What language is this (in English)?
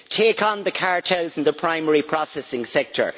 English